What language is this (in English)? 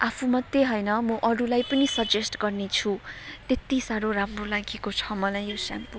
Nepali